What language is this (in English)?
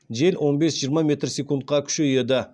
Kazakh